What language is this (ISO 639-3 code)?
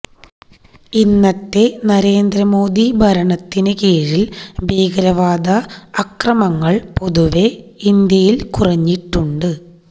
mal